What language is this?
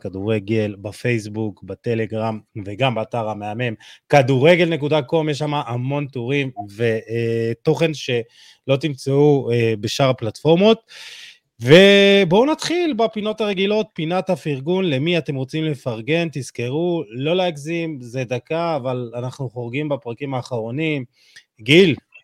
Hebrew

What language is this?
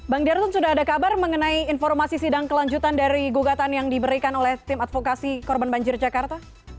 Indonesian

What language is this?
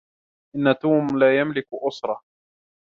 Arabic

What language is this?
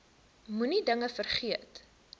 Afrikaans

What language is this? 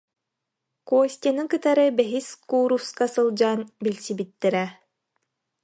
Yakut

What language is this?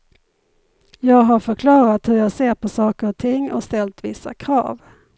Swedish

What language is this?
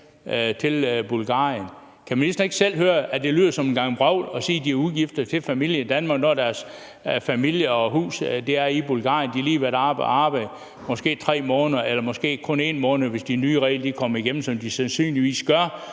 Danish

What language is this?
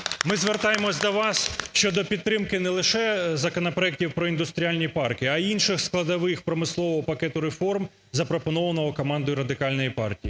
Ukrainian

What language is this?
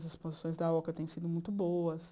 Portuguese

